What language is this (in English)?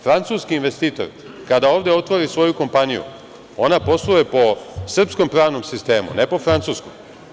Serbian